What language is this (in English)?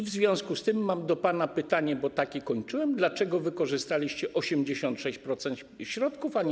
Polish